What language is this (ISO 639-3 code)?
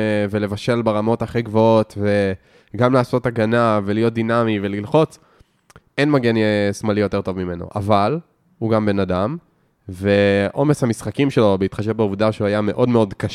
heb